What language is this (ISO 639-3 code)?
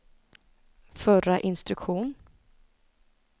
swe